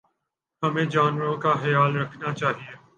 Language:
Urdu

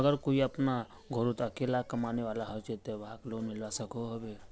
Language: Magahi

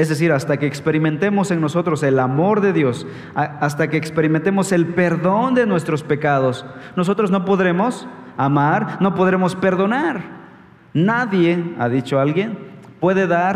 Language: Spanish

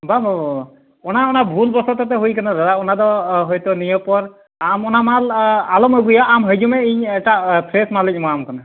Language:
Santali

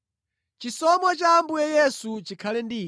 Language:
Nyanja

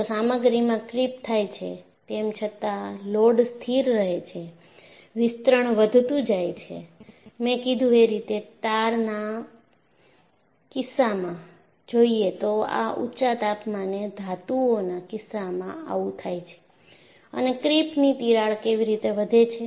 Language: Gujarati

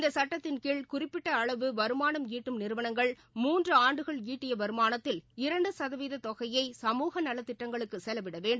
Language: Tamil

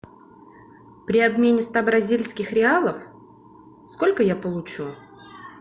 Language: Russian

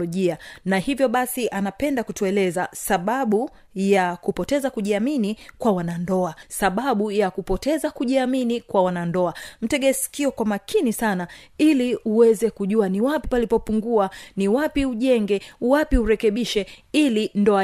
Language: Swahili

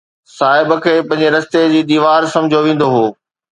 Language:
Sindhi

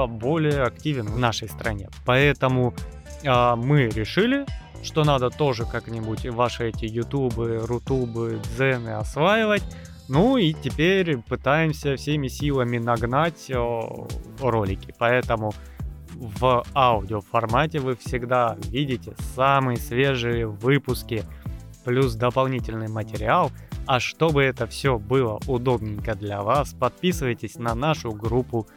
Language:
Russian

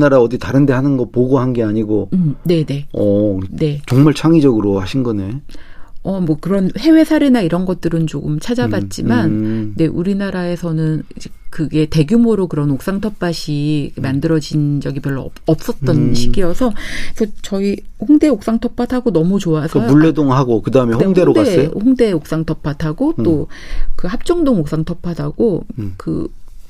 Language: Korean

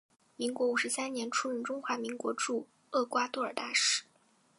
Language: Chinese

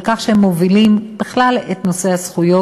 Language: Hebrew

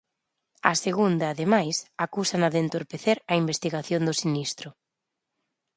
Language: Galician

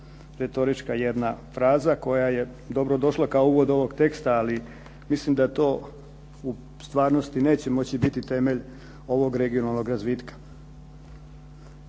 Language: Croatian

